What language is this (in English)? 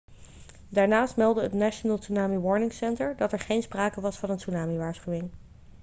Dutch